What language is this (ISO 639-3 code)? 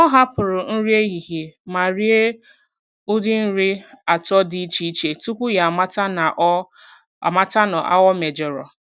ibo